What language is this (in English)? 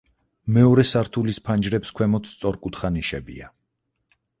Georgian